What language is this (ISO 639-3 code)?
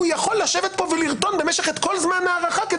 heb